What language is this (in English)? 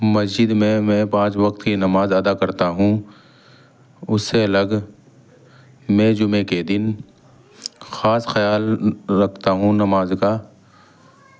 Urdu